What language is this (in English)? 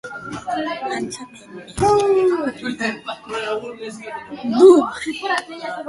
Basque